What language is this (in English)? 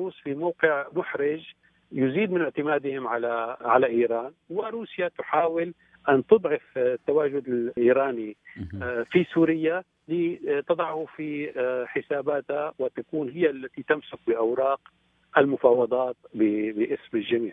Arabic